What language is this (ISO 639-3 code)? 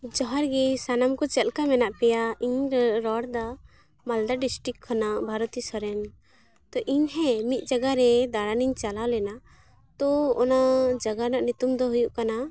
sat